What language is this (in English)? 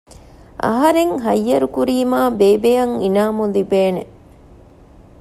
Divehi